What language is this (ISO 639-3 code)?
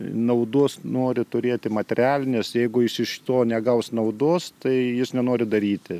lit